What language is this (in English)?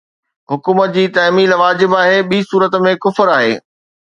Sindhi